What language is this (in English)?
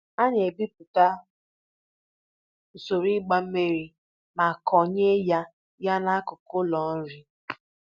Igbo